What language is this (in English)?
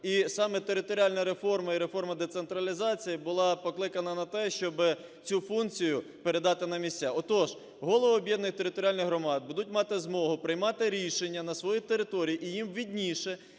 Ukrainian